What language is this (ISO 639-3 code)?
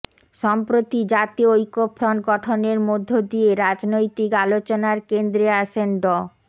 ben